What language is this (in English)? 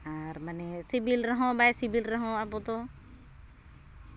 Santali